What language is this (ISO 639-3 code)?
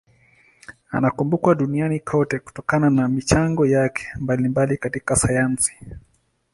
swa